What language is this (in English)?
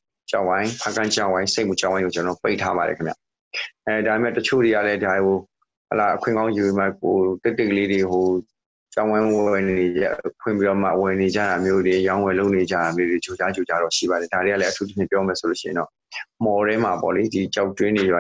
Thai